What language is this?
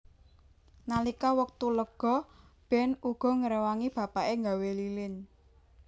Javanese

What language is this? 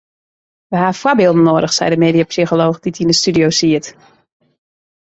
Western Frisian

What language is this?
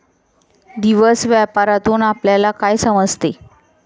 Marathi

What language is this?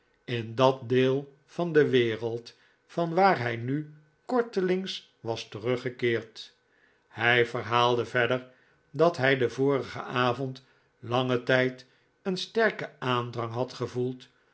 Dutch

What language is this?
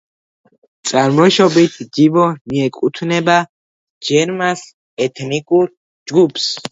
Georgian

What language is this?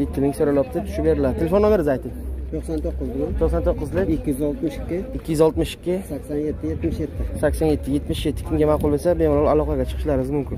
Turkish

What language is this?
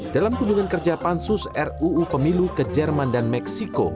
Indonesian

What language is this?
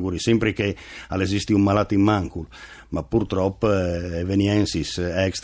Italian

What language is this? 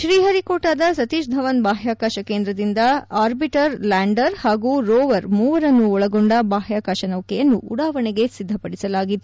Kannada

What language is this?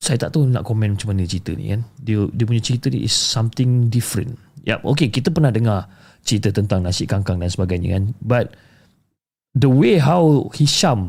Malay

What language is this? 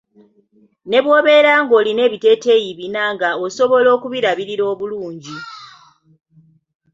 Ganda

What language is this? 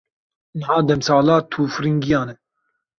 Kurdish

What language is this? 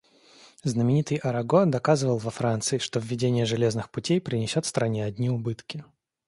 Russian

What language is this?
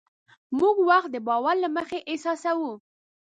Pashto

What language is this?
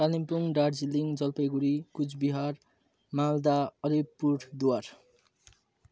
Nepali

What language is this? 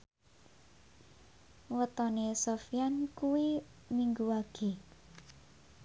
Javanese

